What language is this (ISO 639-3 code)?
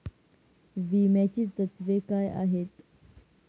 mar